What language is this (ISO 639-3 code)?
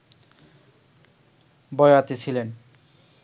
ben